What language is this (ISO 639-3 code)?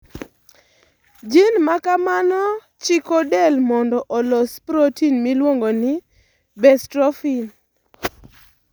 luo